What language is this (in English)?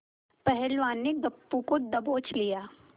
Hindi